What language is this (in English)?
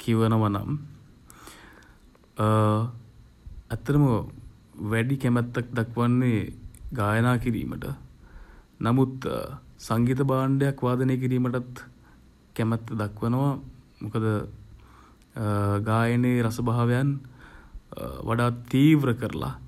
Sinhala